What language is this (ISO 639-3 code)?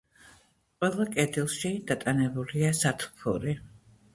kat